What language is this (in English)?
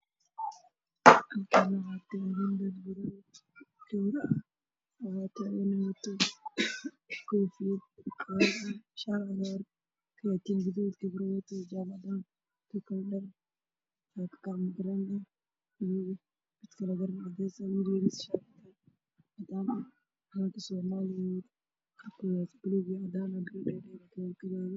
Somali